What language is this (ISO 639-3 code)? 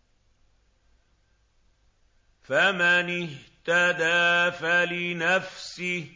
ara